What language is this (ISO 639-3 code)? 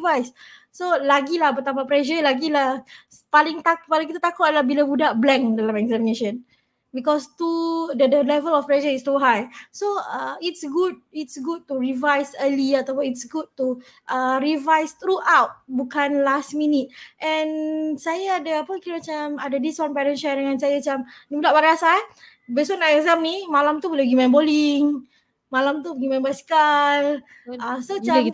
msa